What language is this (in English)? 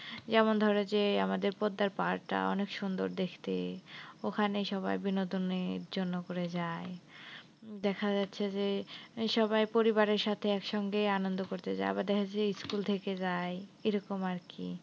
Bangla